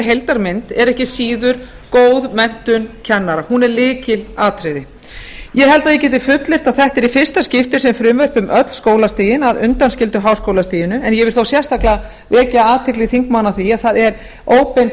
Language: Icelandic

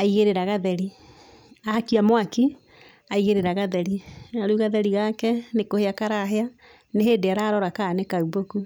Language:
Kikuyu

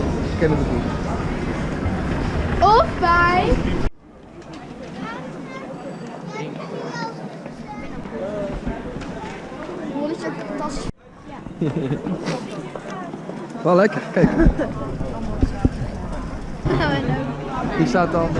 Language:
Dutch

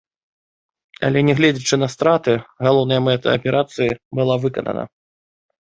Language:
Belarusian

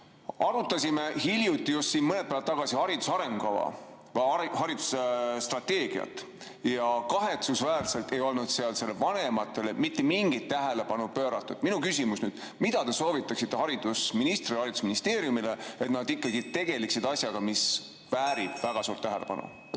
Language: Estonian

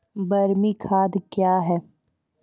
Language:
Maithili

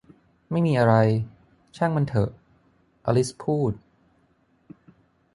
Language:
Thai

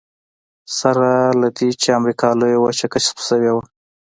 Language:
Pashto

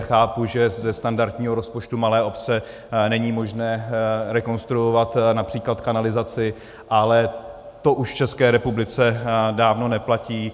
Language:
Czech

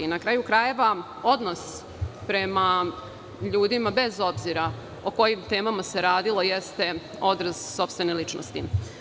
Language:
Serbian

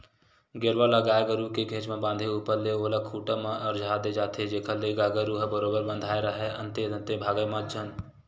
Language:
Chhattisgarhi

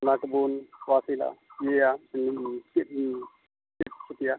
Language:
Santali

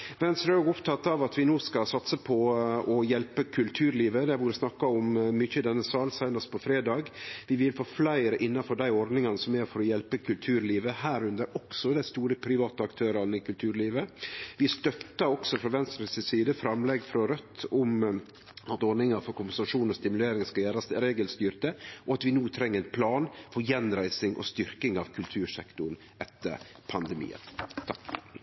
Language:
Norwegian Nynorsk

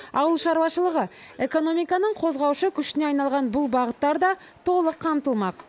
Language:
Kazakh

